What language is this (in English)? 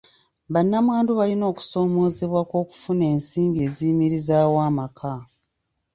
Ganda